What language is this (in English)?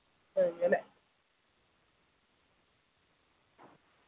Malayalam